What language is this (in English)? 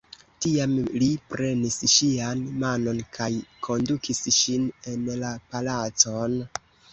Esperanto